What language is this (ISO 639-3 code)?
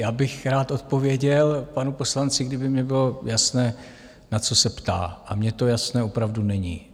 ces